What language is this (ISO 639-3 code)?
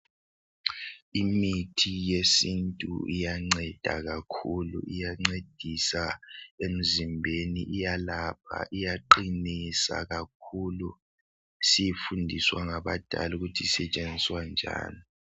nde